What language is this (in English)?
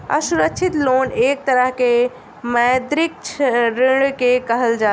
Bhojpuri